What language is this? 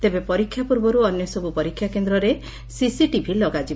Odia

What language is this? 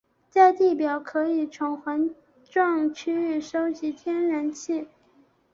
Chinese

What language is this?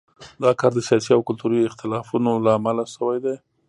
Pashto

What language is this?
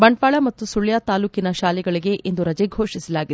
Kannada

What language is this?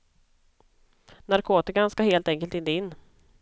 Swedish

